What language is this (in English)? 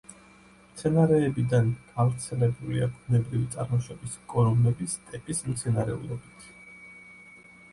Georgian